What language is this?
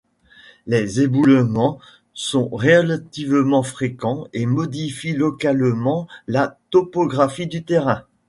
French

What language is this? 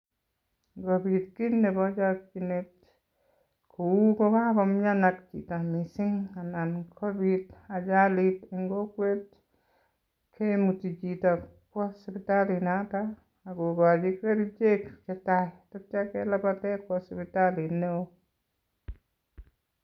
Kalenjin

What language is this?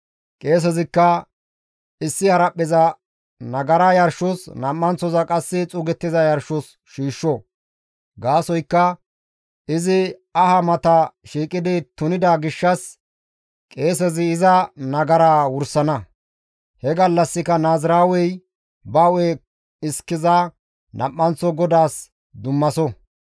Gamo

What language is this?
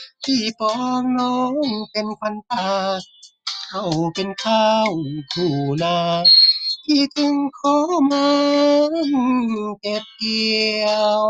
Thai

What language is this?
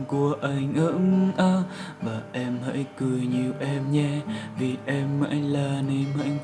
Vietnamese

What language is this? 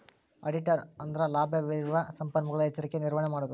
Kannada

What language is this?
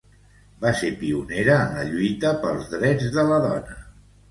Catalan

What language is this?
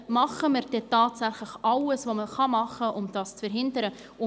Swiss German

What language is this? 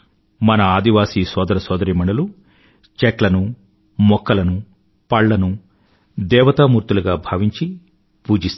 Telugu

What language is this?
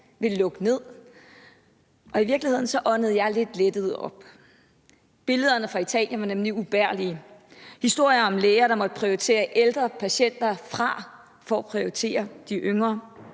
Danish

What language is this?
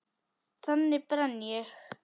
Icelandic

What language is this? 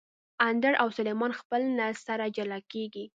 Pashto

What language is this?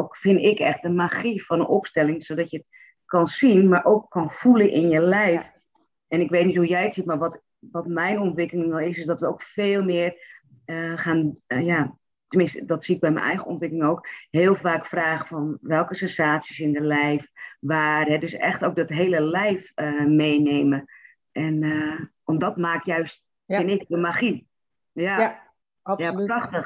Dutch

